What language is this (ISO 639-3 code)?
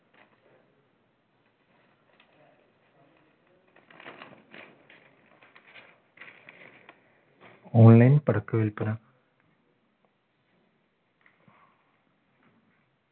mal